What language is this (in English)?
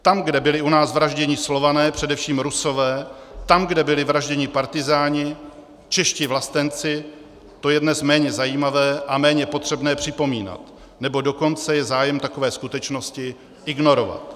Czech